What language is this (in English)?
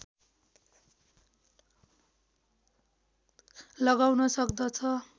Nepali